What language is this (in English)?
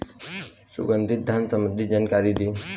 Bhojpuri